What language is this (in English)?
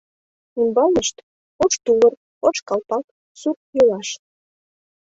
Mari